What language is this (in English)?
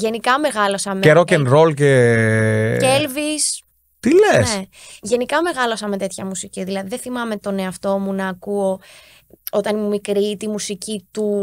Greek